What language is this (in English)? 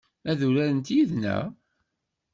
Kabyle